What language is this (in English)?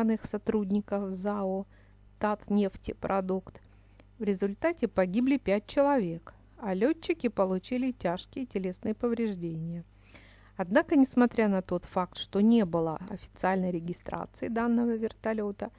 Russian